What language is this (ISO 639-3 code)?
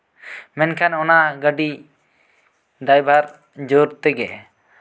sat